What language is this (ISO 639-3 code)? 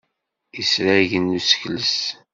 kab